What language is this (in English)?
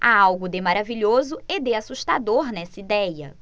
Portuguese